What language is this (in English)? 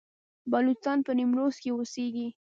Pashto